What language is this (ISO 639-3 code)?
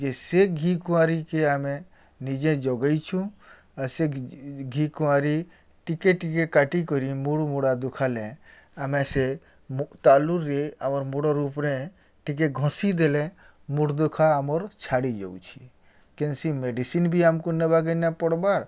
ori